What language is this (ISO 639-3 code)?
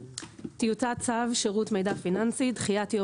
heb